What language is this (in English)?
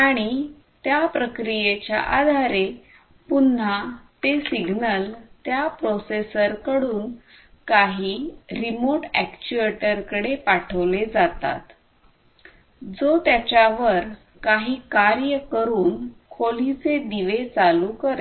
Marathi